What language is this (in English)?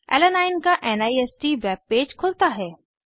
Hindi